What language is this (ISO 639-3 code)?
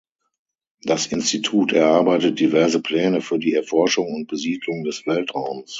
deu